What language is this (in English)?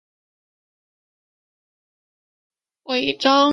Chinese